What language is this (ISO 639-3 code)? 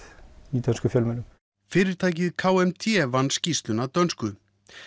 isl